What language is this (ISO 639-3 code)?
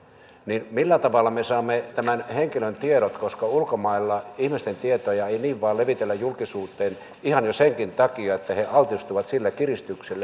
fin